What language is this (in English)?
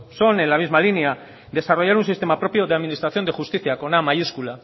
Spanish